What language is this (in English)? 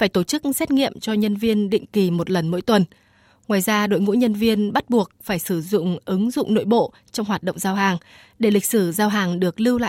Vietnamese